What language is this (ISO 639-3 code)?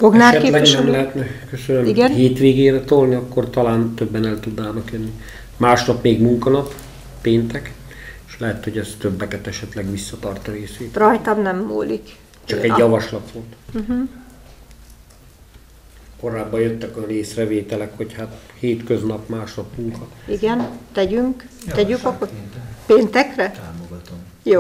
hun